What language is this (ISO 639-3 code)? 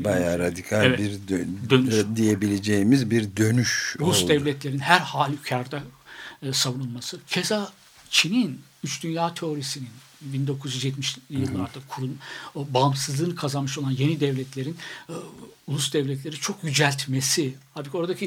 tur